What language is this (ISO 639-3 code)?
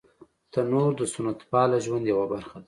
pus